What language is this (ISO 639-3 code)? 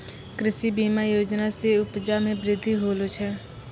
mai